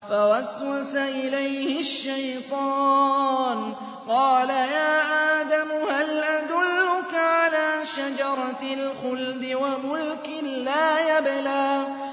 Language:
Arabic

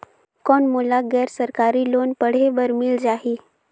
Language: Chhattisgarhi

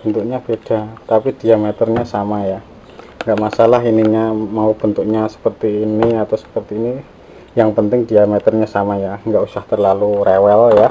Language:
Indonesian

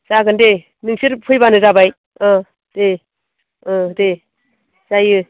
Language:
Bodo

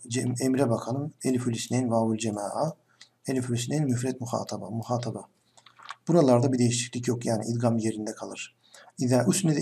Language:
Turkish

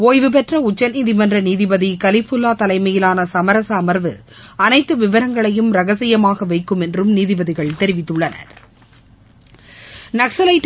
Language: Tamil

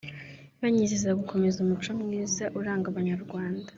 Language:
Kinyarwanda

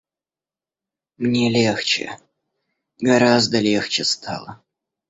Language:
Russian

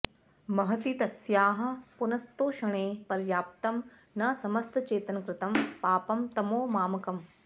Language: Sanskrit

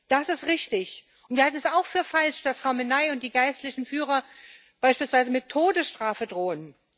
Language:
German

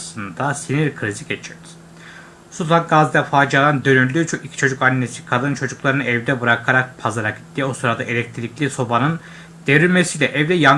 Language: Turkish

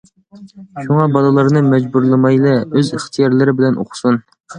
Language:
Uyghur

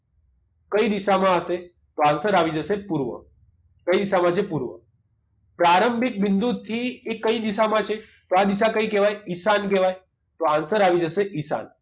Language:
Gujarati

